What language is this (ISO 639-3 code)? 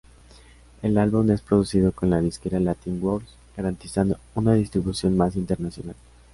spa